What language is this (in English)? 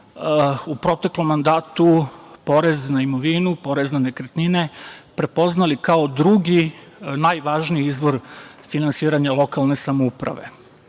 Serbian